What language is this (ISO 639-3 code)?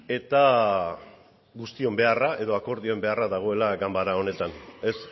eus